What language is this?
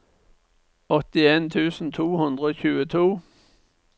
Norwegian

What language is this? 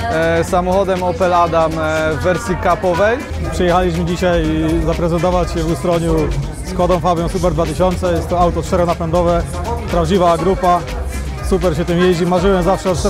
Polish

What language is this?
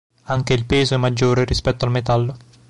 Italian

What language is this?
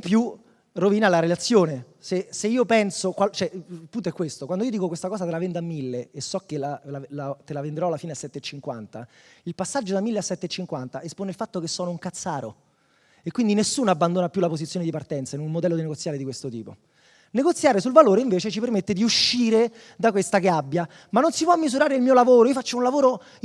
Italian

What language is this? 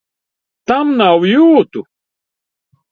Latvian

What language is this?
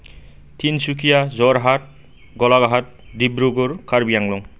Bodo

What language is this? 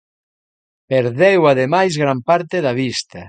Galician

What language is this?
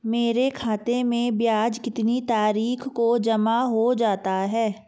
Hindi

